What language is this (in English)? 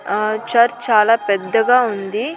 Telugu